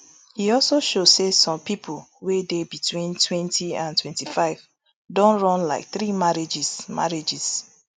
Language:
Nigerian Pidgin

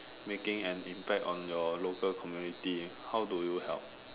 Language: English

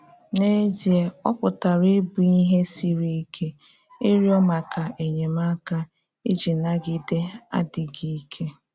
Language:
Igbo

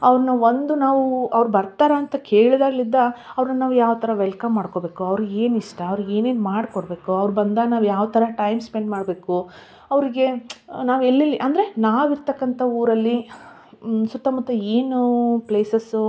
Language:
Kannada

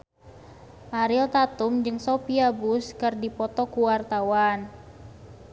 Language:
Sundanese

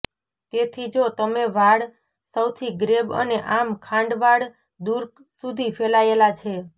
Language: Gujarati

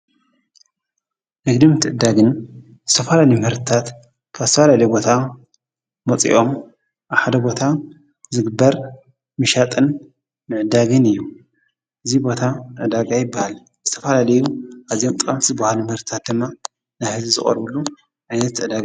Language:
Tigrinya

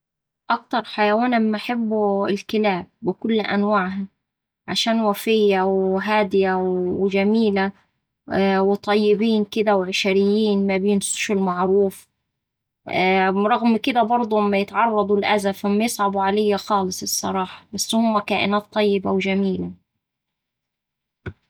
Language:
Saidi Arabic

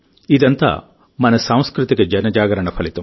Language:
Telugu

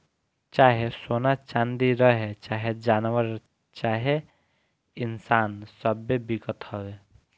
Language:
Bhojpuri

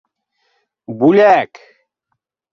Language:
Bashkir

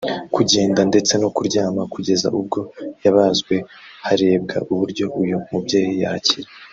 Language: Kinyarwanda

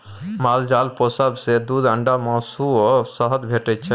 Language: Maithili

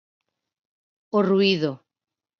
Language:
Galician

